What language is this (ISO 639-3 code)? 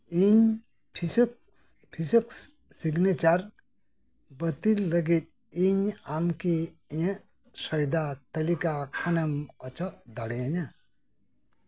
sat